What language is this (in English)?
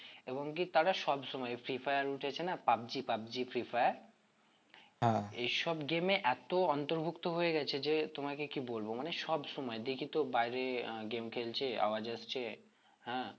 Bangla